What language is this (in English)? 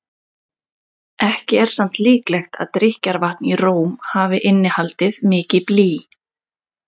Icelandic